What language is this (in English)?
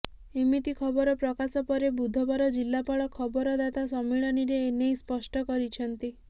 Odia